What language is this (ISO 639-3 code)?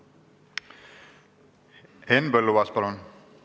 est